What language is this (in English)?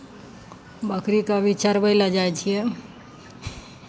Maithili